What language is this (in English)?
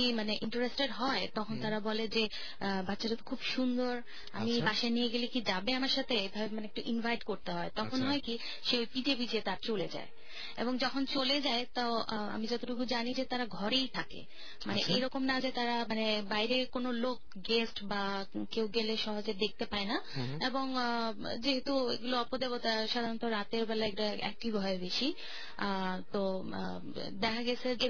Bangla